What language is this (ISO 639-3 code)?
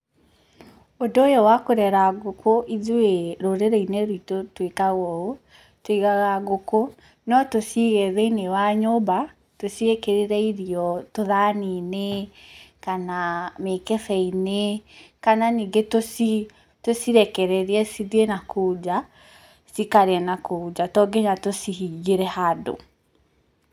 kik